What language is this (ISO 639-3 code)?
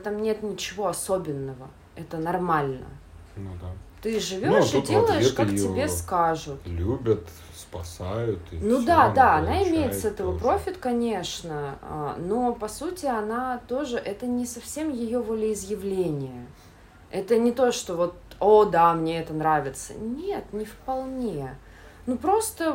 rus